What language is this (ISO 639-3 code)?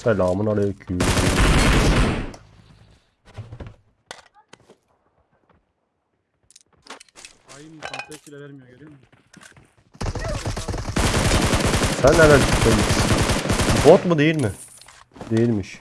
tur